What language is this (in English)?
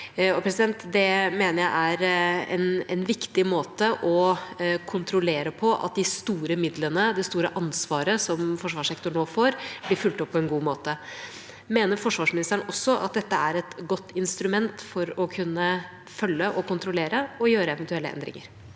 Norwegian